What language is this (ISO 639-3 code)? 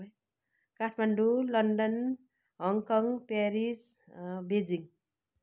nep